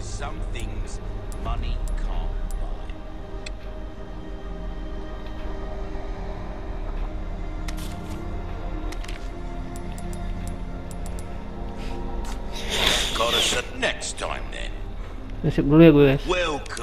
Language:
Indonesian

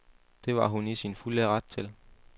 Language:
Danish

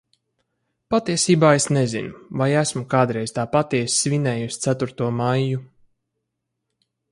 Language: Latvian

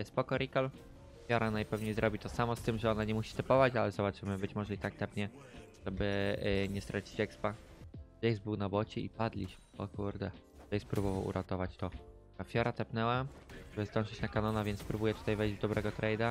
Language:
Polish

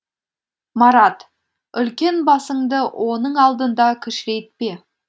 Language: Kazakh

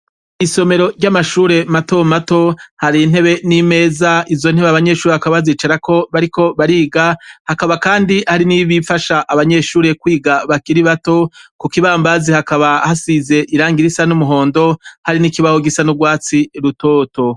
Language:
Rundi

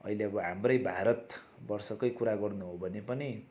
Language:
Nepali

